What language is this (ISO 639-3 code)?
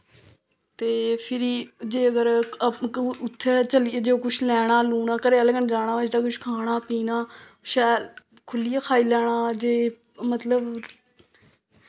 doi